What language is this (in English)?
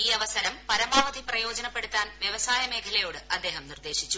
Malayalam